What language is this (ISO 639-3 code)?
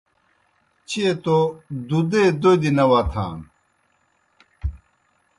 plk